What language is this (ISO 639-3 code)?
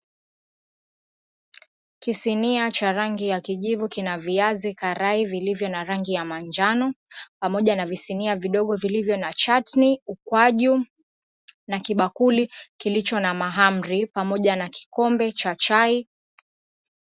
swa